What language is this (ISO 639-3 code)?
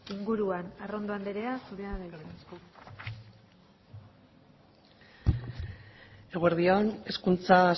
eus